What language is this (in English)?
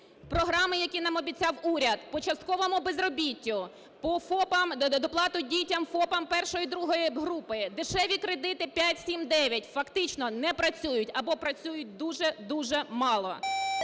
Ukrainian